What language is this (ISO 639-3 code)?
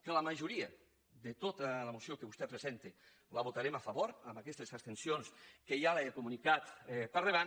cat